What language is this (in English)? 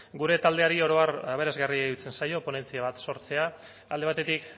Basque